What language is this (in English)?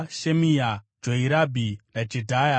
Shona